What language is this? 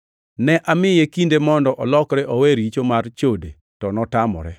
Luo (Kenya and Tanzania)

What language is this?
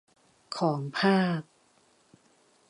Thai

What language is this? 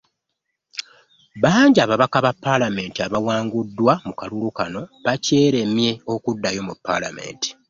Ganda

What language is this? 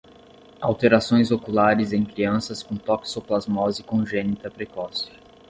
Portuguese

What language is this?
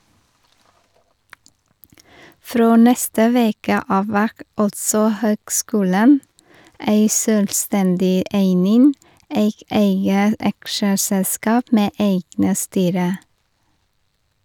Norwegian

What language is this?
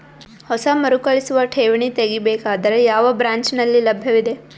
Kannada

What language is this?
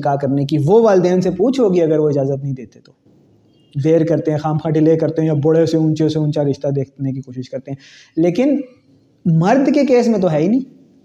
Urdu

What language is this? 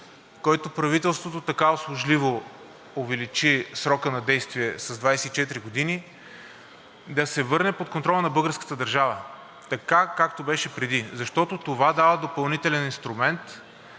Bulgarian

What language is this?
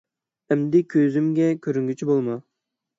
Uyghur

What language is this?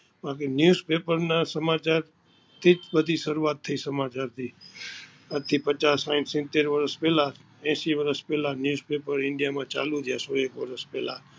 Gujarati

